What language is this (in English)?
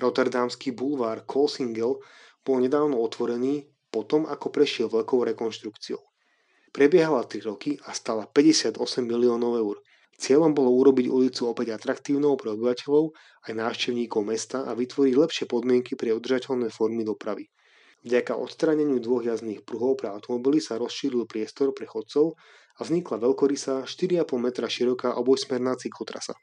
Slovak